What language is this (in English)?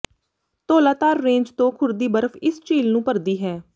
Punjabi